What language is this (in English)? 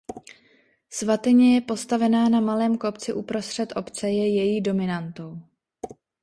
Czech